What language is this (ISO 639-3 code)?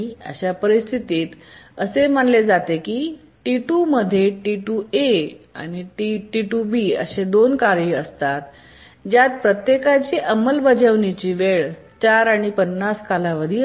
mar